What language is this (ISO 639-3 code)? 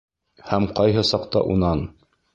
bak